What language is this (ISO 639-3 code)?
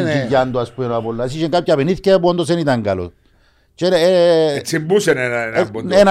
ell